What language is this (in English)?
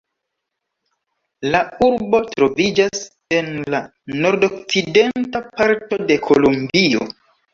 Esperanto